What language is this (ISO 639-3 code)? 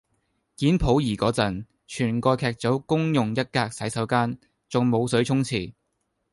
yue